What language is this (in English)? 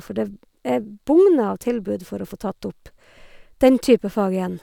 Norwegian